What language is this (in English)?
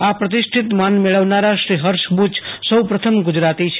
Gujarati